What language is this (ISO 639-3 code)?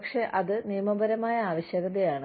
mal